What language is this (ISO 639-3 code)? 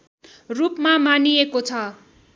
nep